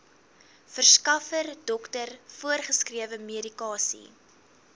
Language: Afrikaans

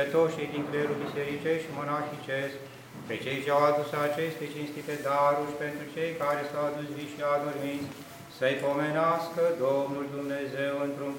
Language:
Romanian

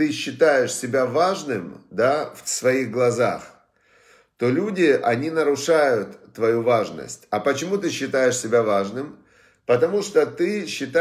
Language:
Russian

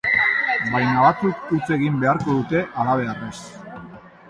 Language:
Basque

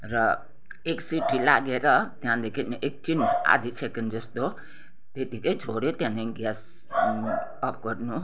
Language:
Nepali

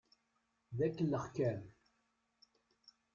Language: Kabyle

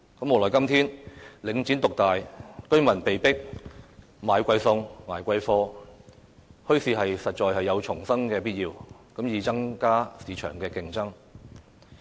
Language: Cantonese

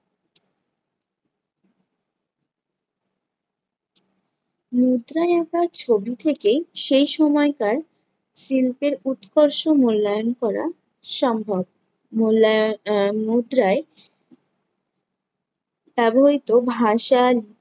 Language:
Bangla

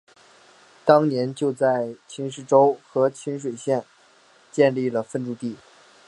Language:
Chinese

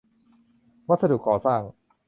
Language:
Thai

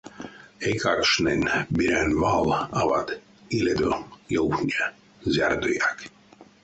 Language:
Erzya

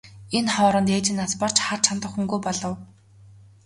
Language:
Mongolian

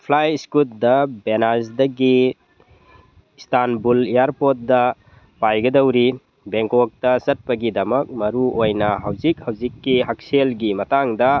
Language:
Manipuri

